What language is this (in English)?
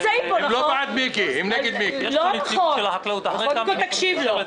Hebrew